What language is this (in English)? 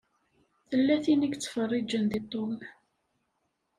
Kabyle